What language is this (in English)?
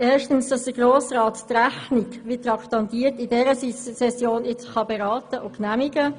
Swiss German